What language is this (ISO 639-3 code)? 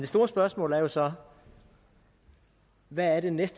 dan